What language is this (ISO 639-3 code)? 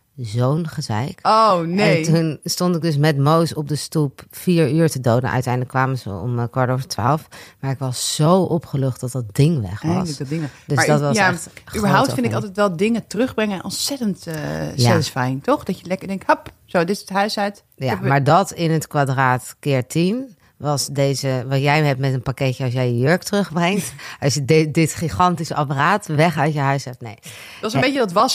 nld